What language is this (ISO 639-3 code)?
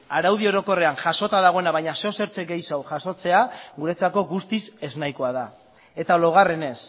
eus